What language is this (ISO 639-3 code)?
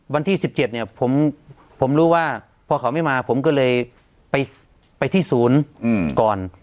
tha